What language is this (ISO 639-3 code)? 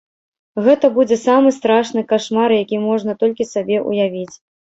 bel